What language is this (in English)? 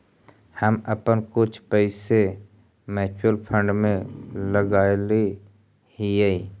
Magahi